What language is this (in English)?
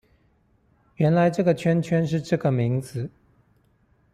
Chinese